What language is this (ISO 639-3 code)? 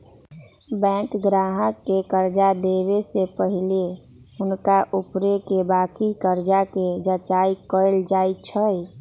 mag